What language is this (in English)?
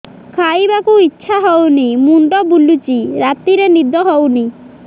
Odia